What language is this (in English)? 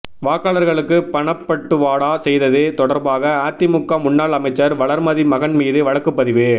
Tamil